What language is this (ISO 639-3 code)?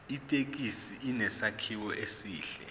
zul